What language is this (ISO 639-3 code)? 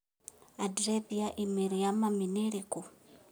kik